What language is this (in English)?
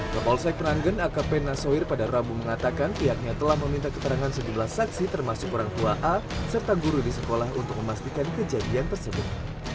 Indonesian